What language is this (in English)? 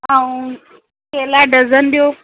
Sindhi